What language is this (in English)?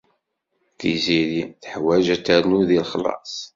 Kabyle